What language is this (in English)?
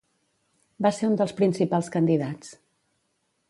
Catalan